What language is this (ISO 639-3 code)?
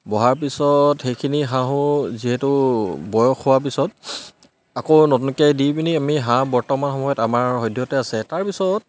asm